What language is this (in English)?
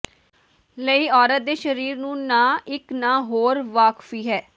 Punjabi